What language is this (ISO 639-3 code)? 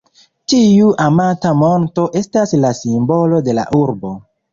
epo